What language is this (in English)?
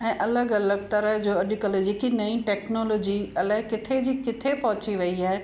Sindhi